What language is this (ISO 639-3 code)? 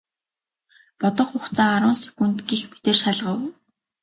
mon